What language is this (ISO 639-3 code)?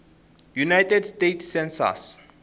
tso